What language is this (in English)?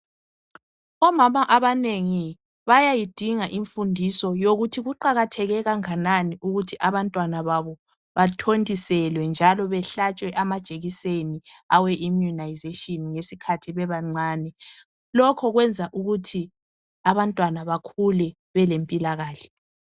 North Ndebele